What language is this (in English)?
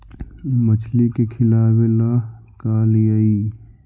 Magahi